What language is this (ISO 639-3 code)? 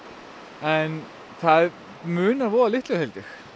isl